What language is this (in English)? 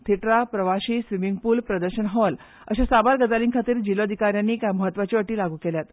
Konkani